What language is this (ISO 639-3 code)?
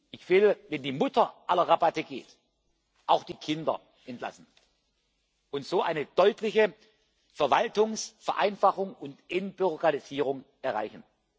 deu